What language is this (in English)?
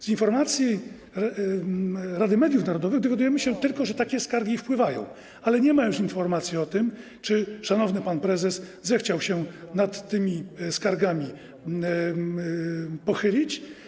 Polish